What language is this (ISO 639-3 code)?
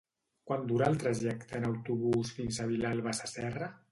cat